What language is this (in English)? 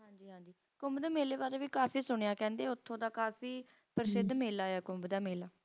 Punjabi